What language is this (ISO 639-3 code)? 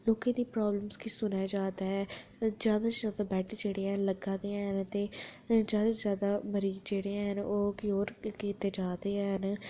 doi